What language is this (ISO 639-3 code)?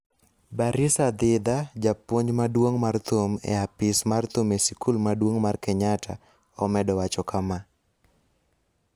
luo